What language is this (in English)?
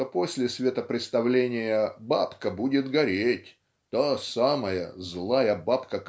Russian